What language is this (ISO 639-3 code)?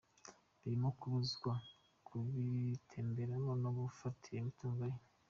kin